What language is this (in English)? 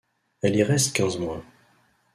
French